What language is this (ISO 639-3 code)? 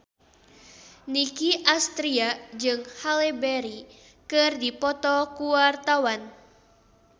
sun